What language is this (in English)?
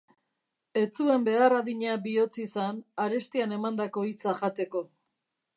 Basque